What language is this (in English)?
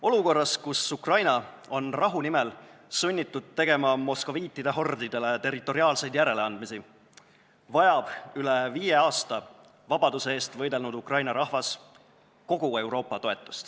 Estonian